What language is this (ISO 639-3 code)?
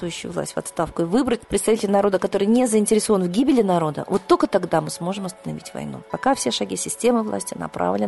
rus